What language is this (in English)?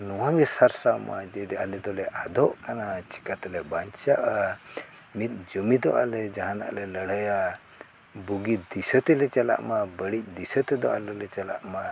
Santali